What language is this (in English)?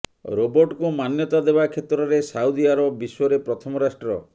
Odia